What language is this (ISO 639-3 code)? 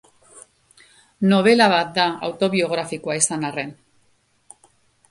eus